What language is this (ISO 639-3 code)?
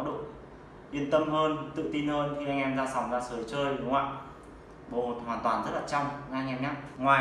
vie